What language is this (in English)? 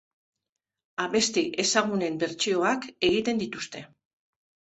Basque